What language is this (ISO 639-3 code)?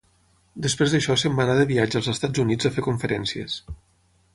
cat